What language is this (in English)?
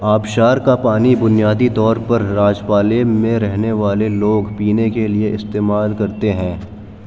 Urdu